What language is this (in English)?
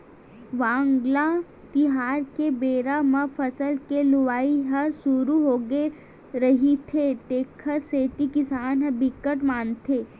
Chhattisgarhi